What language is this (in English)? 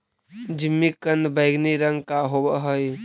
Magahi